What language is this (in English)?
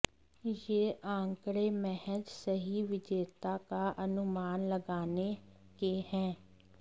Hindi